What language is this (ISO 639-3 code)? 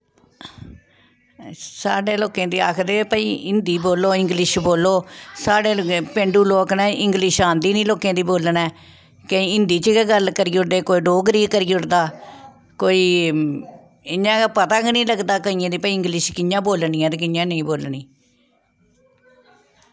doi